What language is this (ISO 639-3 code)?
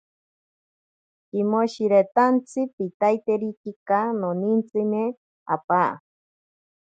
prq